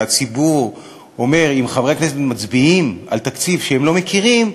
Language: Hebrew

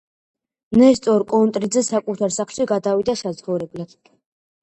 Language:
Georgian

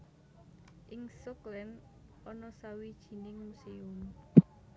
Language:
Javanese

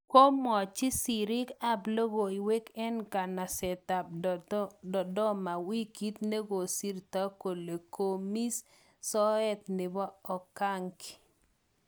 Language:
Kalenjin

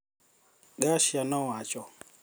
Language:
Luo (Kenya and Tanzania)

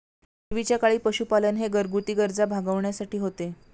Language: Marathi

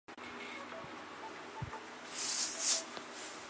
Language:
Chinese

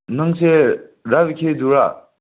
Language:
Manipuri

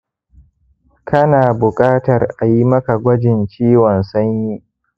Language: Hausa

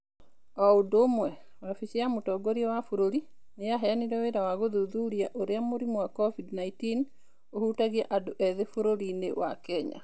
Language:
Kikuyu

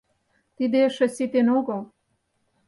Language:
Mari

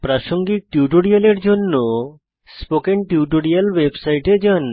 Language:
Bangla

